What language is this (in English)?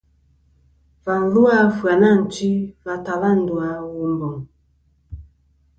Kom